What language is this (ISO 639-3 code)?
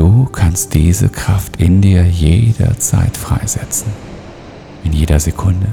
deu